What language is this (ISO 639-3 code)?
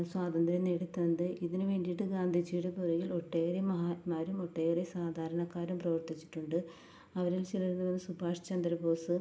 mal